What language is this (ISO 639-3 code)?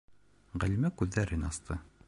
bak